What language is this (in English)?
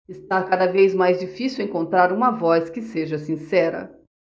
Portuguese